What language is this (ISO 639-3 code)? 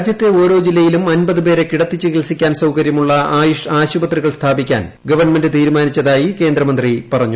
mal